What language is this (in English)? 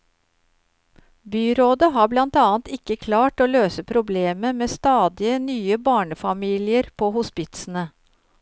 Norwegian